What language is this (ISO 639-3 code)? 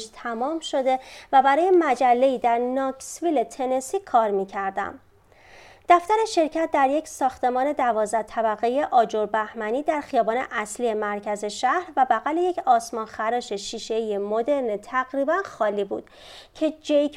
fas